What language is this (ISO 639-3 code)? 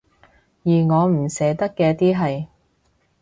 yue